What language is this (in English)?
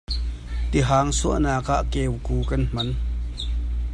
Hakha Chin